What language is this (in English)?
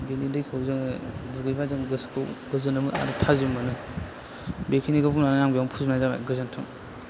Bodo